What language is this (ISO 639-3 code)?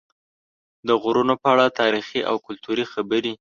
pus